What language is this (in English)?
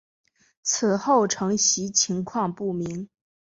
Chinese